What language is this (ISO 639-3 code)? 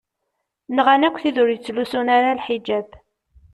kab